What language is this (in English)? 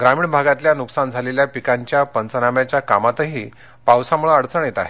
Marathi